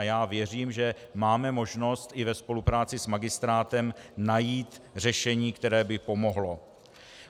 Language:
Czech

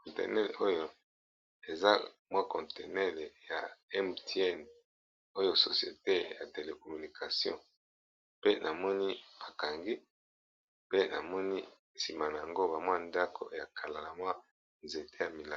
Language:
Lingala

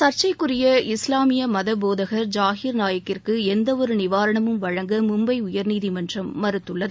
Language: Tamil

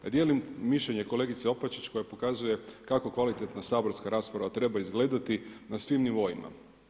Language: Croatian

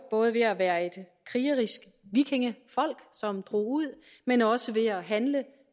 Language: Danish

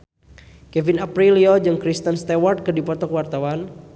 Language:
Sundanese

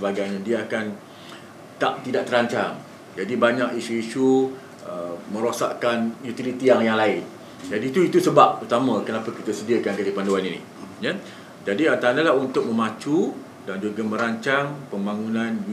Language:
Malay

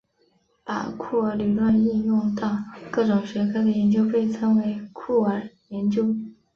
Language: Chinese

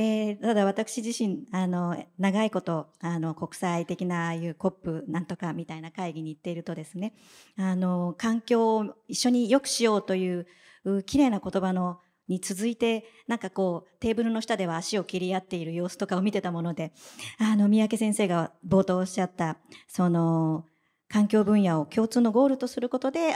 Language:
Japanese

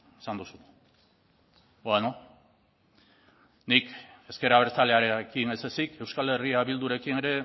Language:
Basque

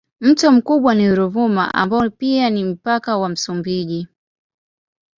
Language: Swahili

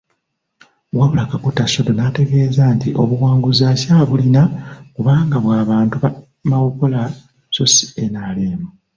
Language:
Ganda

